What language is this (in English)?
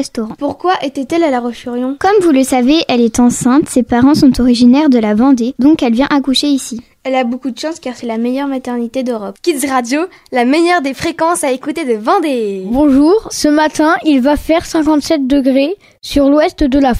French